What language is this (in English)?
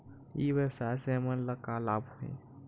Chhattisgarhi